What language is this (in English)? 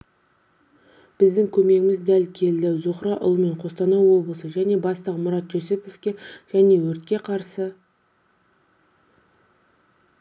Kazakh